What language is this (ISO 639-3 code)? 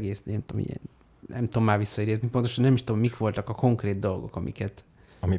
hun